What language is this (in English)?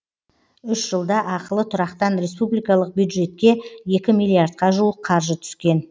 Kazakh